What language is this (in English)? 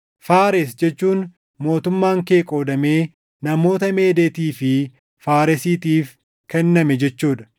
Oromo